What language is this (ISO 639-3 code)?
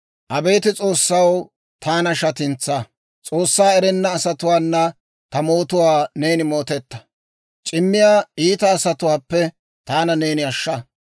dwr